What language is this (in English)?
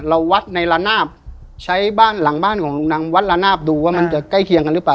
Thai